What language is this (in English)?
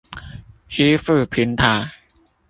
Chinese